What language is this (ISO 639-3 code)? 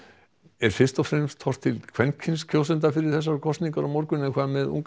isl